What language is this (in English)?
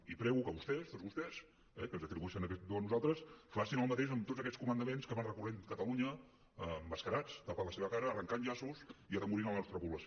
Catalan